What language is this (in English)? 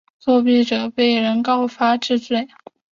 Chinese